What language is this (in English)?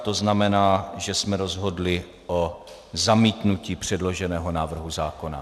Czech